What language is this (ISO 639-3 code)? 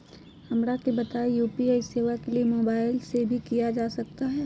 mag